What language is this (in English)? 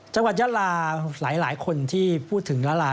Thai